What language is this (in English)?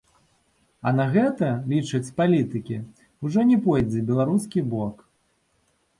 Belarusian